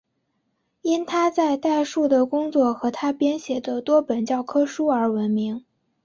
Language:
Chinese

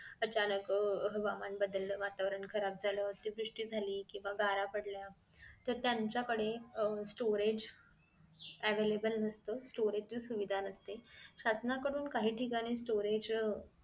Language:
Marathi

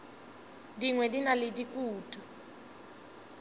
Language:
Northern Sotho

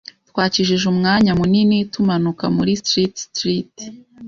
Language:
Kinyarwanda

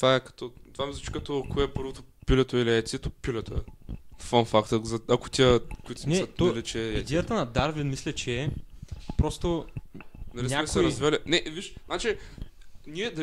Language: Bulgarian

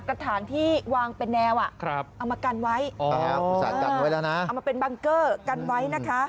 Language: Thai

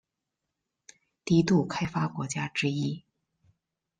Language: Chinese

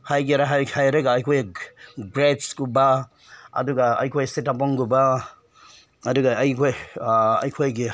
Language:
Manipuri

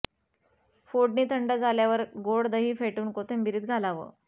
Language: Marathi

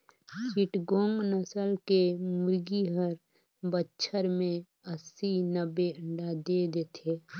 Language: Chhattisgarhi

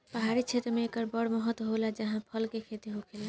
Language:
Bhojpuri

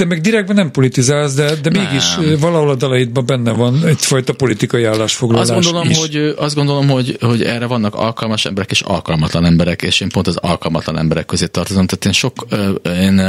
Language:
Hungarian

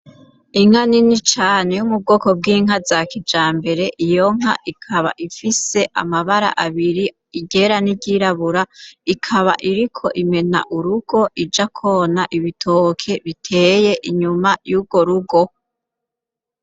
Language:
Rundi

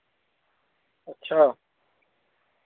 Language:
Dogri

